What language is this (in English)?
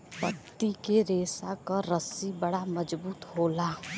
Bhojpuri